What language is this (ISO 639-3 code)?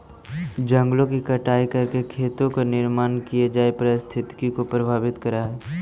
mag